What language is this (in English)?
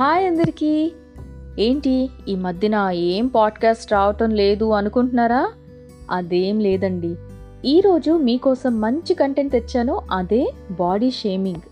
Telugu